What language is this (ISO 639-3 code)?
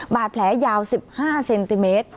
tha